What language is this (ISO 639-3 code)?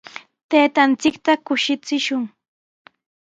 qws